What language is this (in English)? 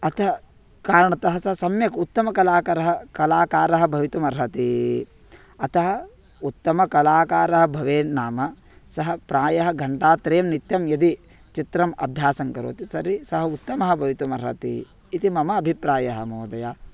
Sanskrit